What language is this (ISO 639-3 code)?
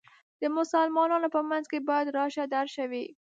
pus